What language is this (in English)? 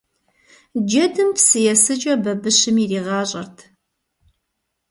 Kabardian